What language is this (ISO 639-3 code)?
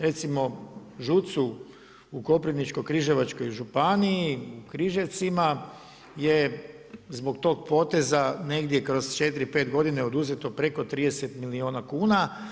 hrv